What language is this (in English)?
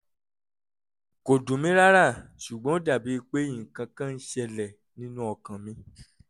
Yoruba